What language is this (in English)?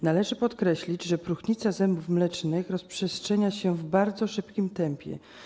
Polish